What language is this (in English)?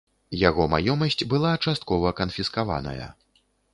Belarusian